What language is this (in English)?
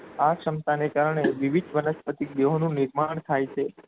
Gujarati